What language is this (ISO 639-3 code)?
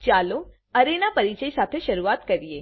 guj